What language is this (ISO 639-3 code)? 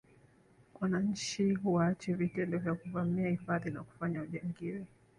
swa